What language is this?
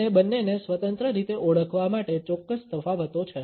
Gujarati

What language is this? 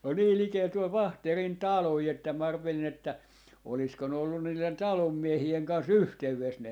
Finnish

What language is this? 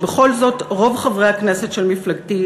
Hebrew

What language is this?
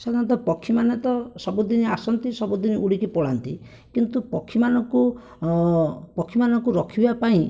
Odia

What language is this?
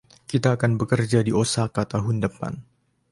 Indonesian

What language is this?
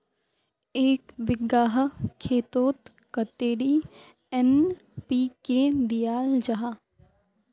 Magahi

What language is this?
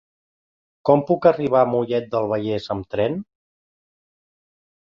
Catalan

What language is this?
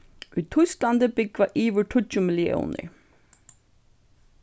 Faroese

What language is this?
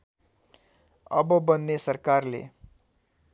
Nepali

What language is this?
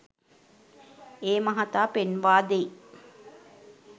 Sinhala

